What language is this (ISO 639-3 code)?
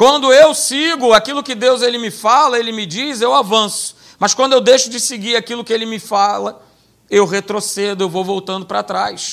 por